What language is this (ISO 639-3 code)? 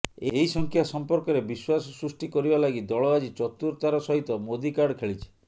ori